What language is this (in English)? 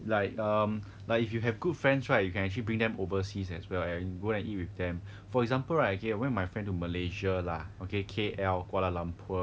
English